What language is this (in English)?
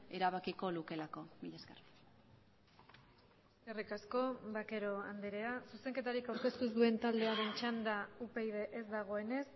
Basque